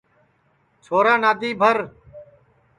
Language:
Sansi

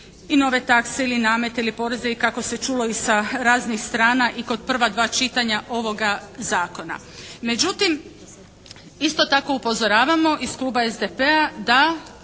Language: Croatian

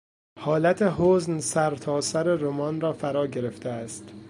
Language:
Persian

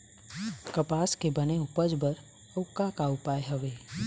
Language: Chhattisgarhi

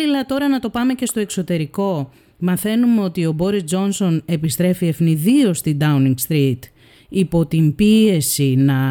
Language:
Greek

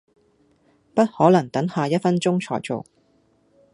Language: Cantonese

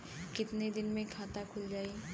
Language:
Bhojpuri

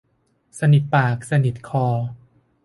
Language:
Thai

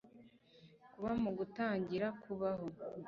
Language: Kinyarwanda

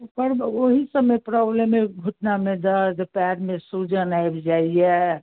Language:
Maithili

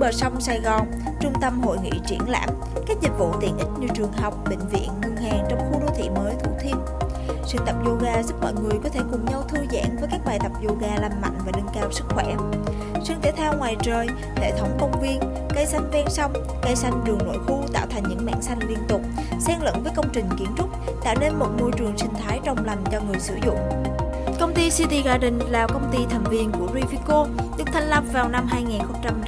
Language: Vietnamese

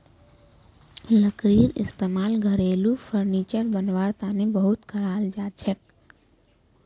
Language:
Magahi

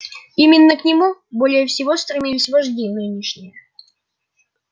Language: Russian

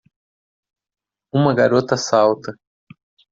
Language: Portuguese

